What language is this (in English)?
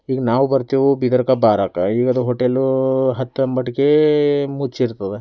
Kannada